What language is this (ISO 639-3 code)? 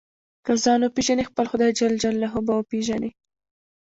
pus